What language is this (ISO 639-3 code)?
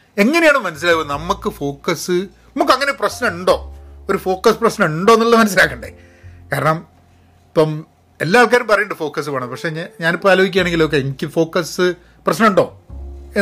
mal